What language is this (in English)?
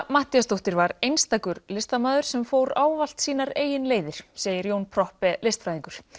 Icelandic